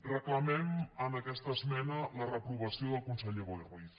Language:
Catalan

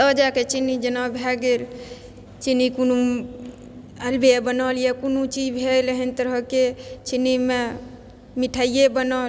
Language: Maithili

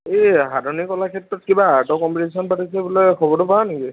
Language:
Assamese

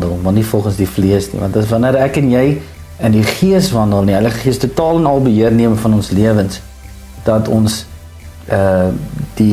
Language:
Dutch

